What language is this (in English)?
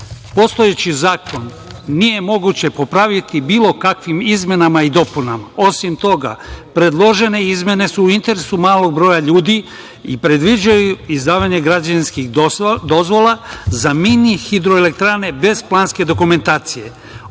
Serbian